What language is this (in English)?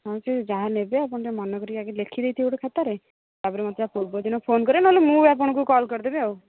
Odia